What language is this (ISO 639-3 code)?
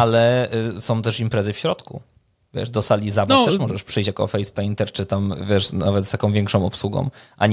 pol